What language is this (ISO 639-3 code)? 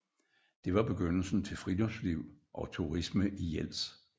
dan